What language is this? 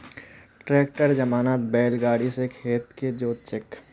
Magahi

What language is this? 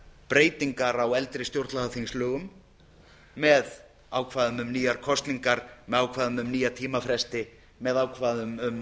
Icelandic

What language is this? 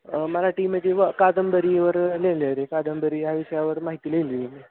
Marathi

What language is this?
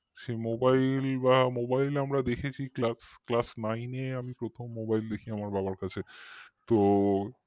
Bangla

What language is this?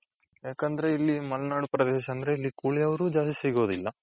Kannada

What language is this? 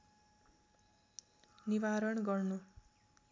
Nepali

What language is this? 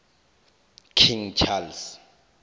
South Ndebele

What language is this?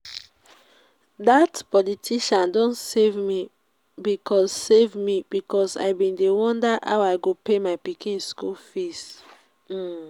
Nigerian Pidgin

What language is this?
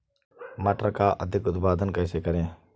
Hindi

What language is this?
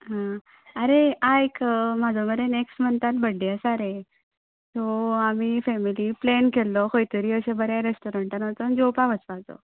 Konkani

